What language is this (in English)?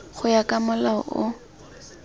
Tswana